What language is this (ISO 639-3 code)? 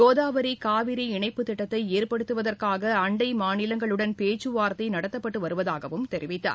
tam